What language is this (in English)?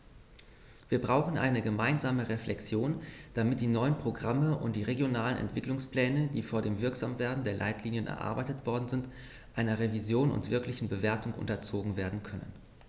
German